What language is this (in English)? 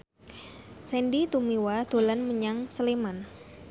Javanese